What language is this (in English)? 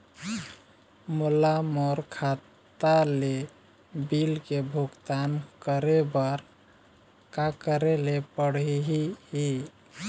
Chhattisgarhi